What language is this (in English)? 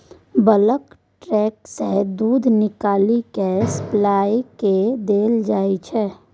Maithili